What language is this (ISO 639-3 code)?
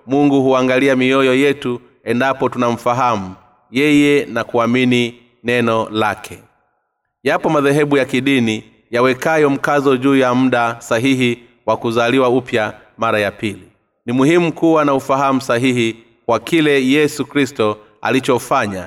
swa